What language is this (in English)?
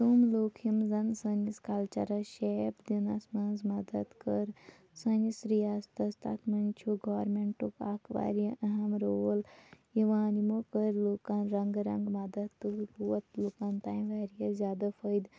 Kashmiri